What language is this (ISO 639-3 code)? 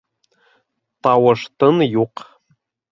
bak